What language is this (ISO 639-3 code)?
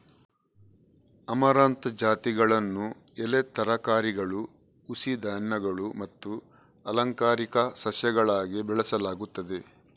kan